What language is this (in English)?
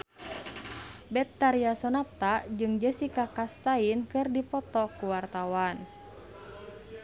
Sundanese